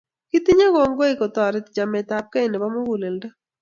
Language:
Kalenjin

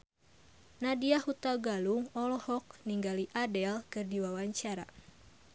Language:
Sundanese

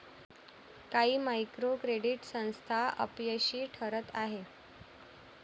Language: Marathi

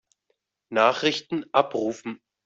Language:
German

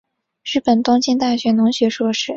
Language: Chinese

